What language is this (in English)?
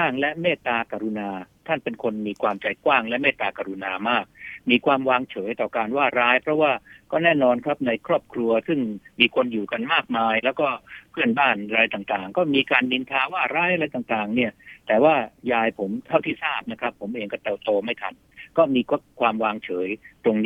Thai